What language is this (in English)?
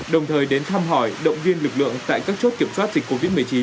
Vietnamese